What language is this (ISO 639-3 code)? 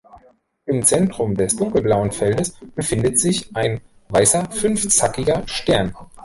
deu